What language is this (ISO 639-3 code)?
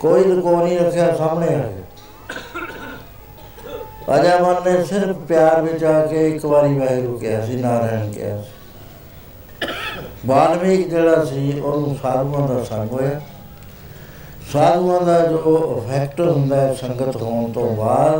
pan